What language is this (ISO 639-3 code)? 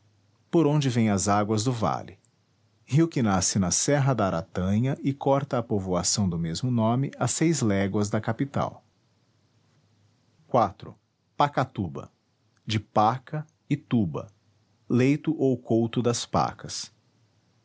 por